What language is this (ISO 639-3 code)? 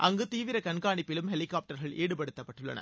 tam